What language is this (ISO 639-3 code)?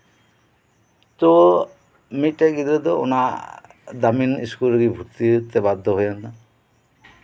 sat